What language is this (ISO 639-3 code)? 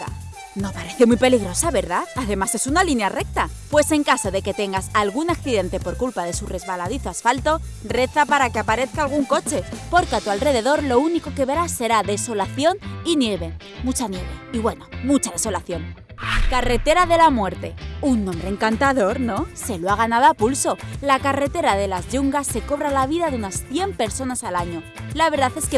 spa